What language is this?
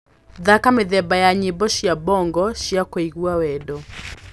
Kikuyu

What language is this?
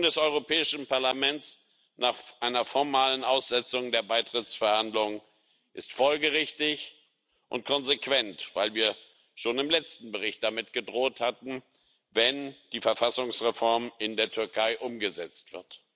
German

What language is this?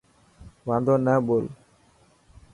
Dhatki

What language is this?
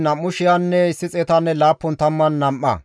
Gamo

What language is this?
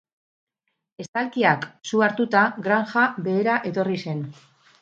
Basque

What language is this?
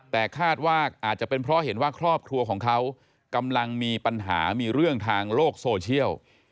Thai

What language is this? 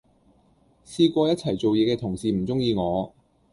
Cantonese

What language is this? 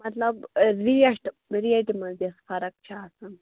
Kashmiri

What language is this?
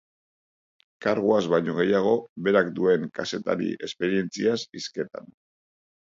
Basque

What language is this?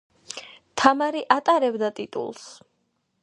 Georgian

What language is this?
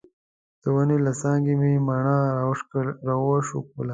Pashto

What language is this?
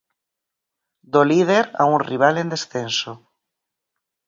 Galician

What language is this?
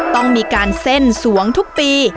Thai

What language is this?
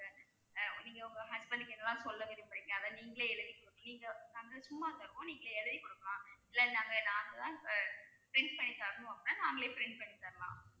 Tamil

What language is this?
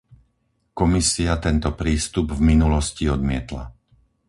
Slovak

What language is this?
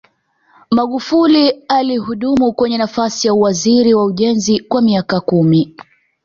Swahili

